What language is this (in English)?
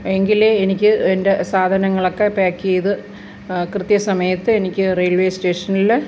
Malayalam